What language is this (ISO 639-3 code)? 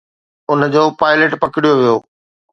snd